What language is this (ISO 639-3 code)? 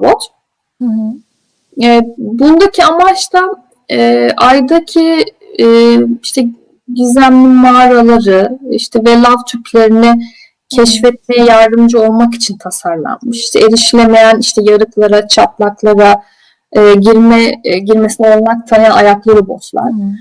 tur